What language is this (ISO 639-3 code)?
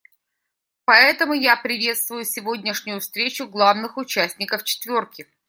rus